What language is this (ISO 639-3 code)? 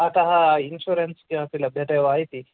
san